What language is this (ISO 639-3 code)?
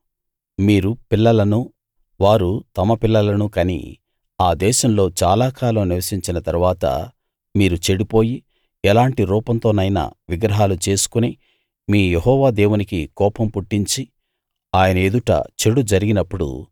tel